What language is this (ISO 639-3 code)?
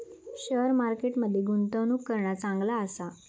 mar